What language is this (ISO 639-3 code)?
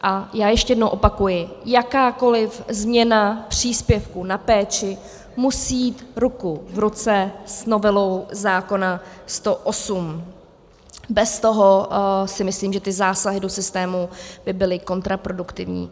ces